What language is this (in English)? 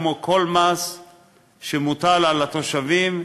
Hebrew